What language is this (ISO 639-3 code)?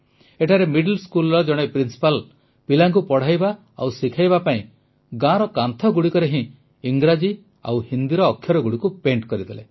ori